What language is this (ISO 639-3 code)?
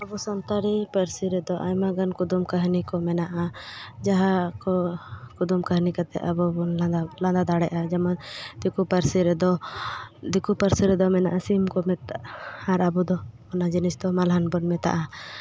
sat